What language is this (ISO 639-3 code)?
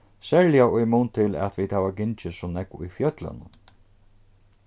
fao